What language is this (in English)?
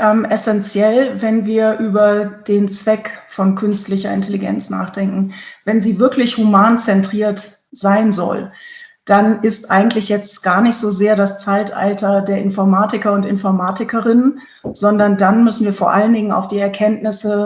German